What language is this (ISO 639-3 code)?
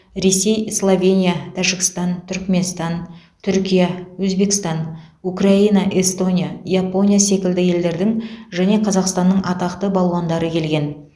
kaz